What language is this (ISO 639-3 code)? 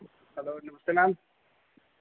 doi